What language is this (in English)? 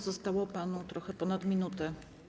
Polish